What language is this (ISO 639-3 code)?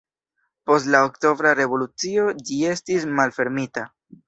epo